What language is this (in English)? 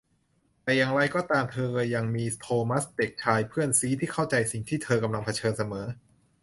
Thai